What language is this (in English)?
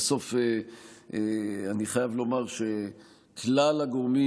Hebrew